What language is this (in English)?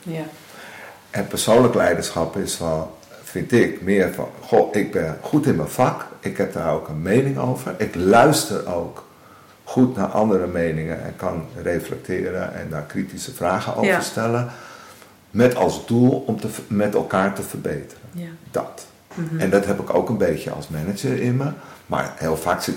Dutch